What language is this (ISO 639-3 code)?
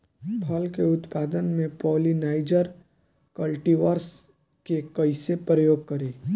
bho